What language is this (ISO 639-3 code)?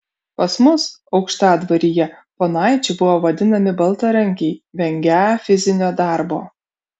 lit